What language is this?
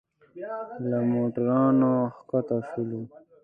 Pashto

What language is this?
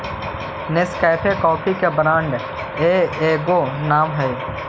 Magahi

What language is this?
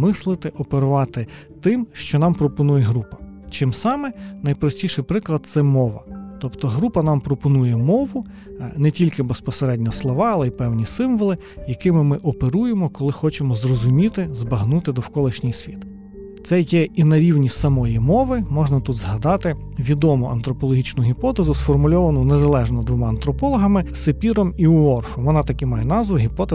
Ukrainian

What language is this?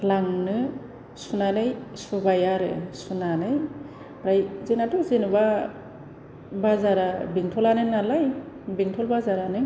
Bodo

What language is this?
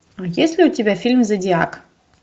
Russian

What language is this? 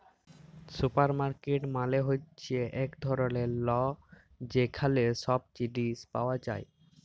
Bangla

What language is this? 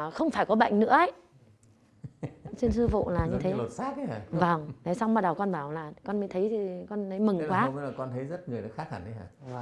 Vietnamese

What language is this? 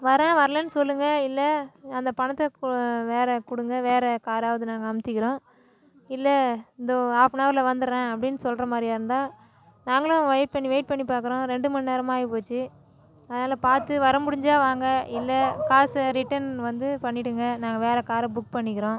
Tamil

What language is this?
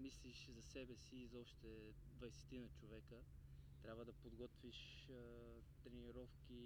Bulgarian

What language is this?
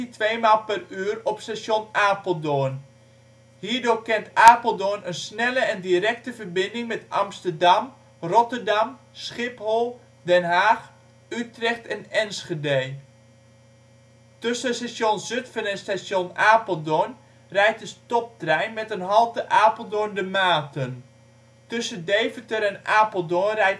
Dutch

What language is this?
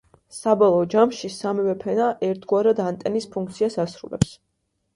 Georgian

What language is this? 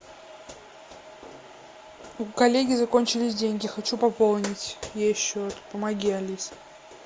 Russian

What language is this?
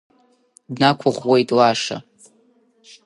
Abkhazian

